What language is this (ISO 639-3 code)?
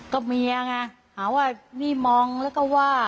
tha